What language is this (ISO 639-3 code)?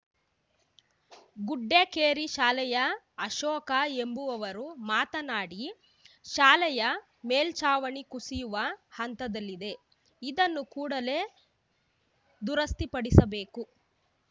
kan